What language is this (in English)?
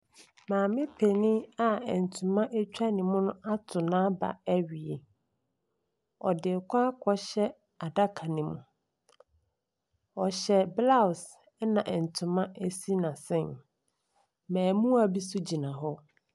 Akan